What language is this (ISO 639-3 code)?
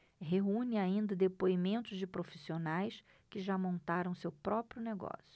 por